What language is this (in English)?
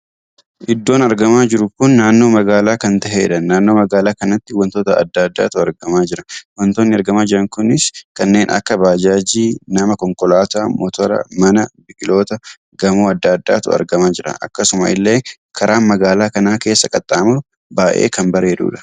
Oromo